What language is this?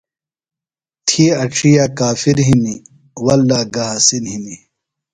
Phalura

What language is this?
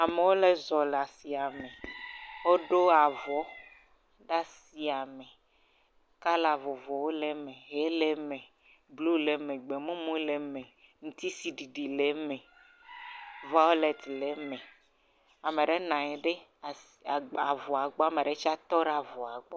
Ewe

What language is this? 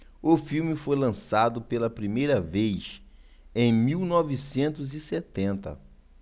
Portuguese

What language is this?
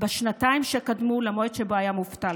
Hebrew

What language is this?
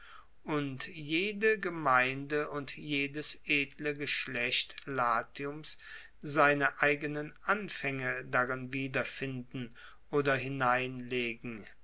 German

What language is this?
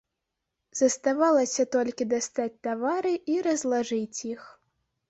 Belarusian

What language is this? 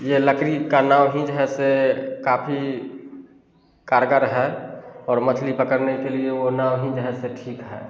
Hindi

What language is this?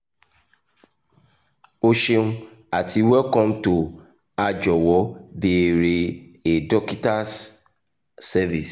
Yoruba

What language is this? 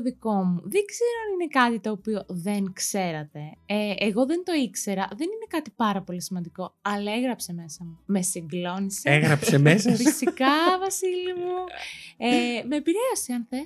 Greek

